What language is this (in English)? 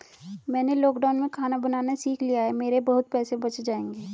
Hindi